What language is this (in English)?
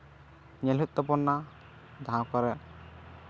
Santali